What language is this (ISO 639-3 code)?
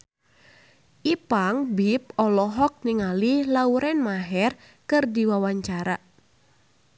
sun